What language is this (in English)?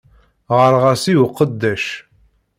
Kabyle